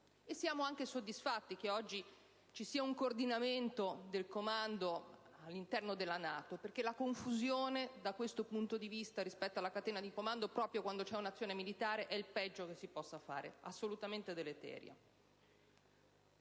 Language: Italian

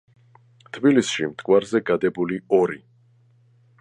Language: Georgian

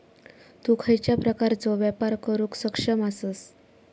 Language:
Marathi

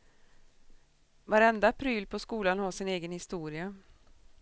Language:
Swedish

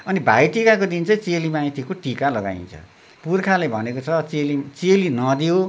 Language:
Nepali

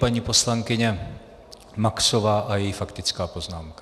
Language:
Czech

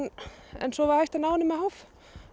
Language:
Icelandic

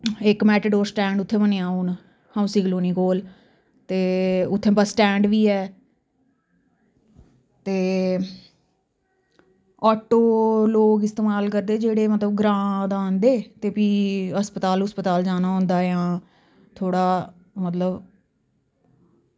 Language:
Dogri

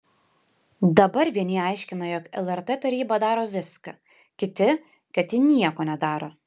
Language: Lithuanian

